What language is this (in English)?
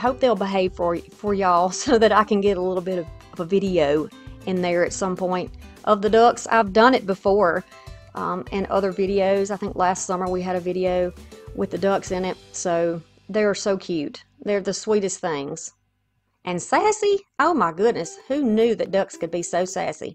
English